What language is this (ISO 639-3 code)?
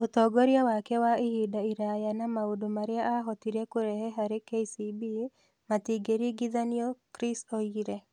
kik